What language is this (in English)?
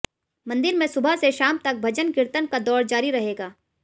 Hindi